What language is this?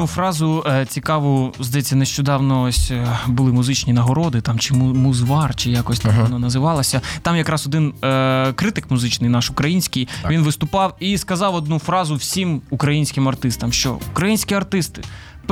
Ukrainian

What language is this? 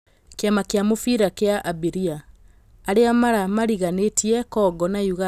Kikuyu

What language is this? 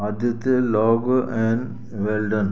Sindhi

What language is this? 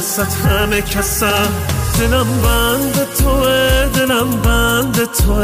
Persian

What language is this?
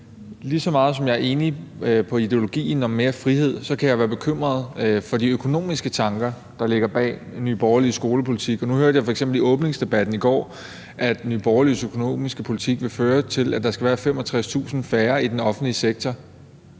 Danish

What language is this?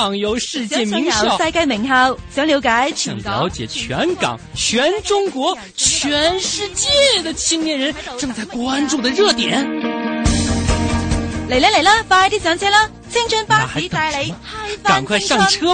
Chinese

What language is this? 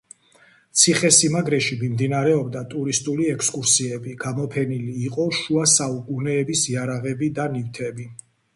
Georgian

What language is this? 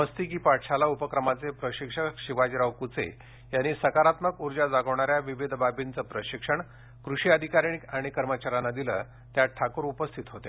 Marathi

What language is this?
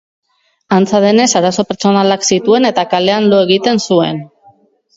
Basque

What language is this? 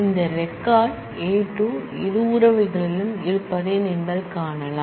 Tamil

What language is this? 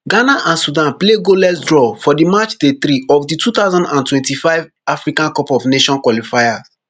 Nigerian Pidgin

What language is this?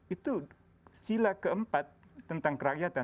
Indonesian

